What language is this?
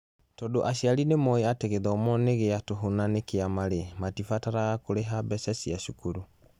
Kikuyu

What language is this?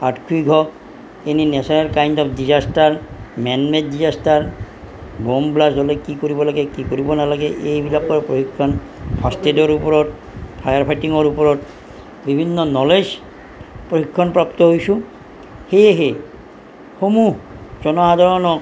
Assamese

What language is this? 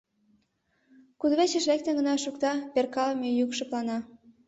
Mari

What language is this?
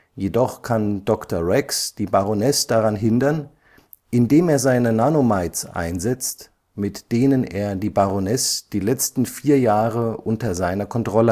German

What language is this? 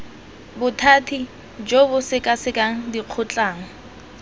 Tswana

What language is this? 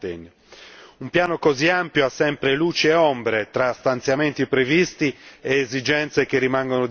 Italian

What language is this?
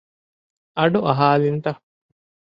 Divehi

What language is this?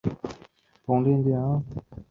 Chinese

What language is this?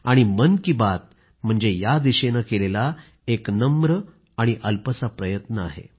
Marathi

